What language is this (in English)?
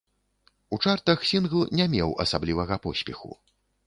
Belarusian